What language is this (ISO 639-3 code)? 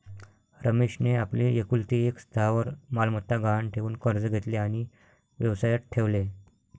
mar